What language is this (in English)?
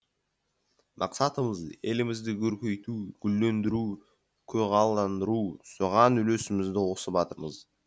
Kazakh